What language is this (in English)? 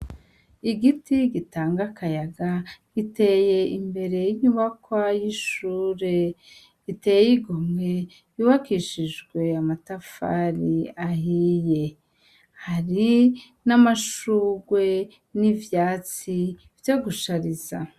Rundi